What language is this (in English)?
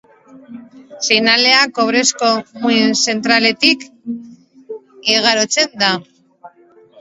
Basque